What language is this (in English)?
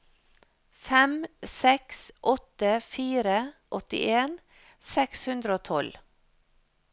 Norwegian